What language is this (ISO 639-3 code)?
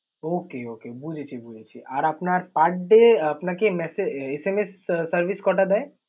ben